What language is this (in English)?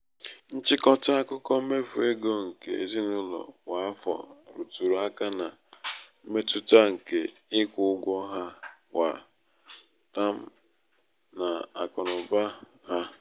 Igbo